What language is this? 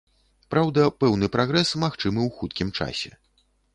Belarusian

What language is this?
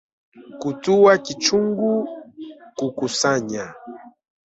Swahili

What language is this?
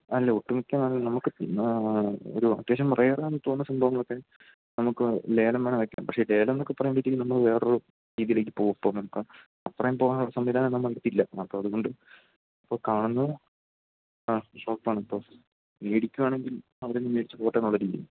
Malayalam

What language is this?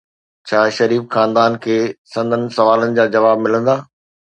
Sindhi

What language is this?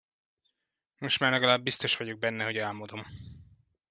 Hungarian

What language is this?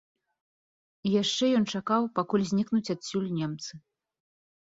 Belarusian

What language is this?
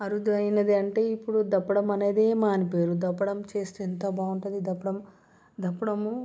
Telugu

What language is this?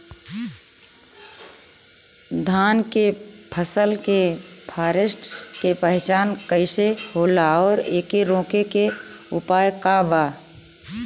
Bhojpuri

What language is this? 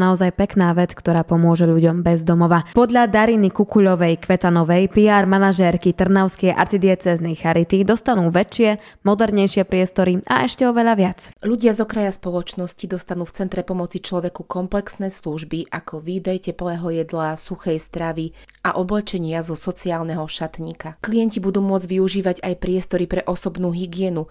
Slovak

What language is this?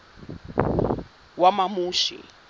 Zulu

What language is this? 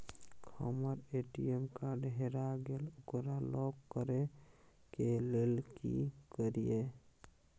Maithili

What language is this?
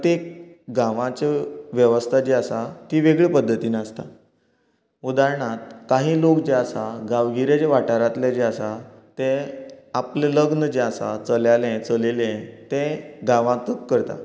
Konkani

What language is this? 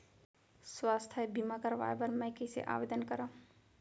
Chhattisgarhi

